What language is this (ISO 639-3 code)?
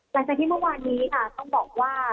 tha